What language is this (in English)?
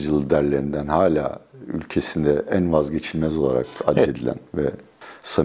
Turkish